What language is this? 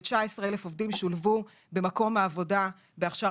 Hebrew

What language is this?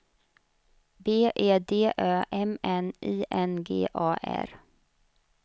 Swedish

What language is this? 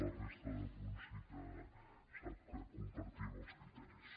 Catalan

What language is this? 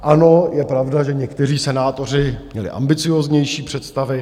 Czech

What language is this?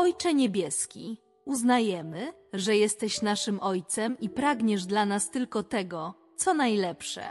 Polish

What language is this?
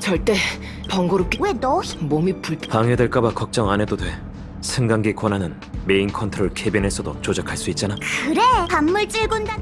Korean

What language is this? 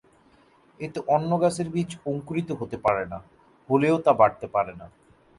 Bangla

